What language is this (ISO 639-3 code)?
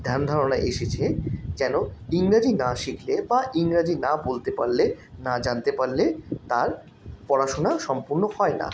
ben